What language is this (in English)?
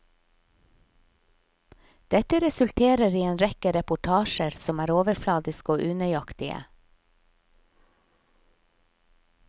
Norwegian